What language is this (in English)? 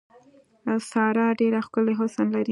Pashto